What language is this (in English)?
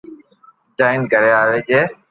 Loarki